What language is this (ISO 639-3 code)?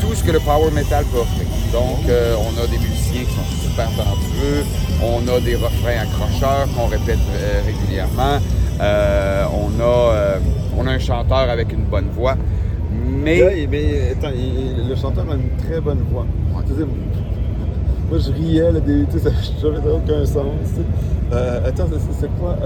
fra